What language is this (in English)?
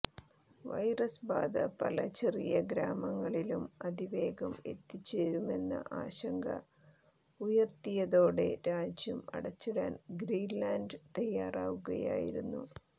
Malayalam